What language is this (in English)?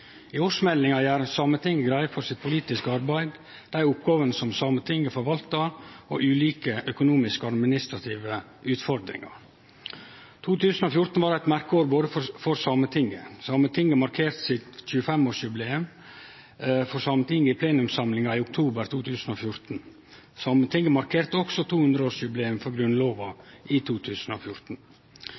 Norwegian Nynorsk